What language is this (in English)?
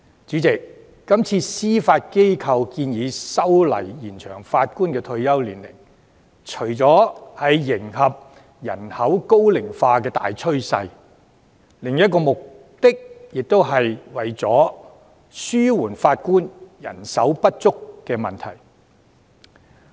Cantonese